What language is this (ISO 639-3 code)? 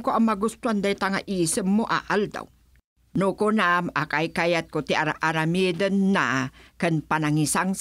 fil